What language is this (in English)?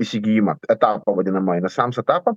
Lithuanian